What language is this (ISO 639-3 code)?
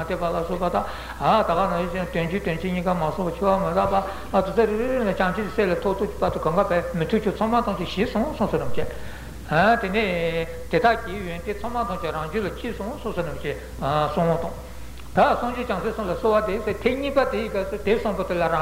ita